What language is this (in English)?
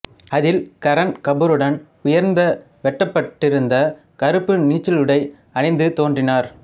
Tamil